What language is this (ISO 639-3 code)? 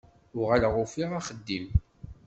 kab